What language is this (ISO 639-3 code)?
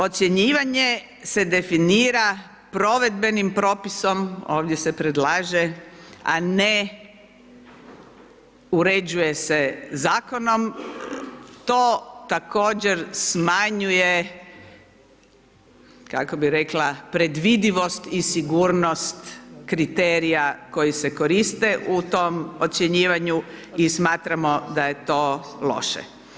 hrv